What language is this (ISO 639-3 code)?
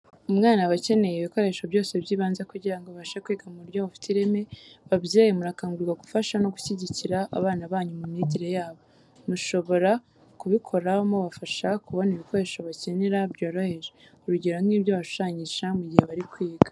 kin